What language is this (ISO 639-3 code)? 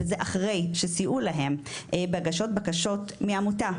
heb